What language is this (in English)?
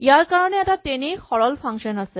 Assamese